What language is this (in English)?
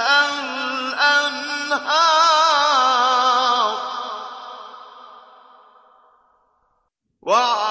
Arabic